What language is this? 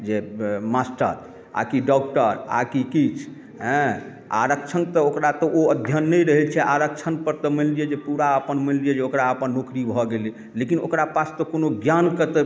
Maithili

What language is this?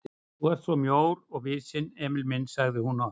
Icelandic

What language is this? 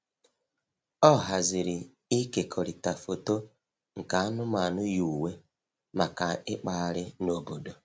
Igbo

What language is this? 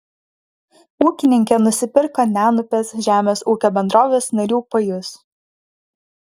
Lithuanian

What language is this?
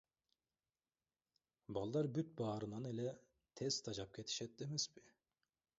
Kyrgyz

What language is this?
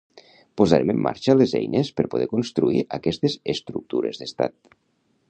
Catalan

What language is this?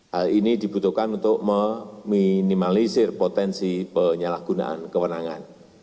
Indonesian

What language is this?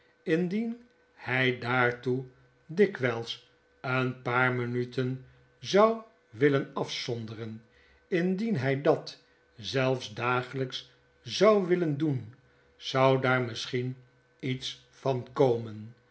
Dutch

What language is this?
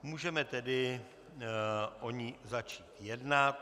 Czech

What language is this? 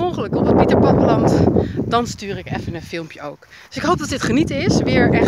Dutch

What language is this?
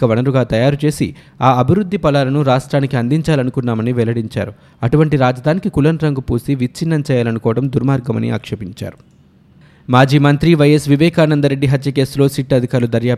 Telugu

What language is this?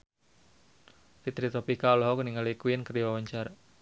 Sundanese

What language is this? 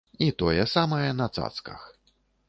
Belarusian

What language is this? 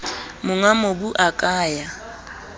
Southern Sotho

